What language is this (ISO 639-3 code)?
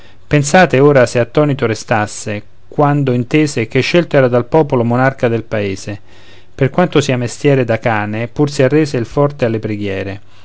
ita